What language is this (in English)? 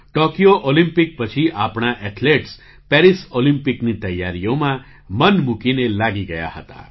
Gujarati